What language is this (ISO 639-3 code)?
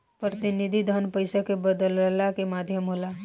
bho